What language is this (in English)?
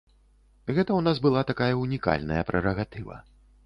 Belarusian